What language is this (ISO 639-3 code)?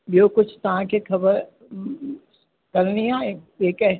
snd